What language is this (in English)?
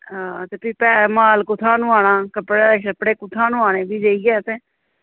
Dogri